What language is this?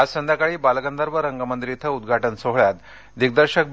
Marathi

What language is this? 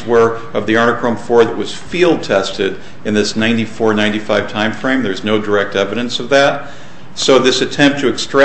English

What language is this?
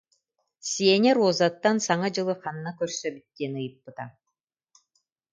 Yakut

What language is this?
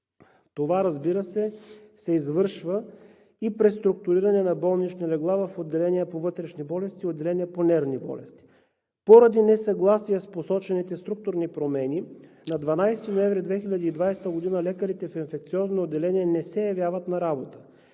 Bulgarian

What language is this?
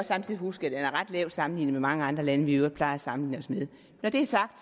Danish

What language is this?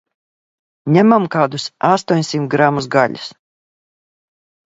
Latvian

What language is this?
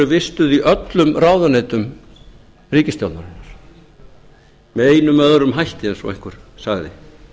Icelandic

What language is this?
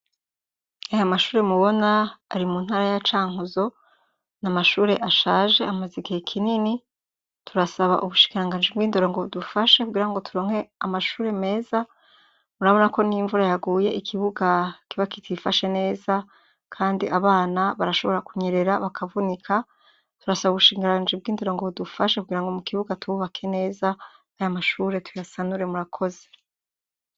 Rundi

